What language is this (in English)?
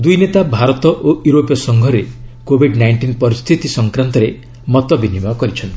Odia